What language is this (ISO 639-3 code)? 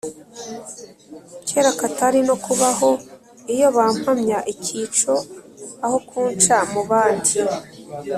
kin